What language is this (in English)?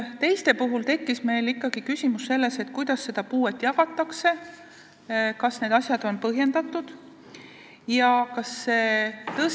Estonian